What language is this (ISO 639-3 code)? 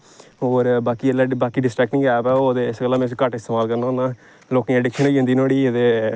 doi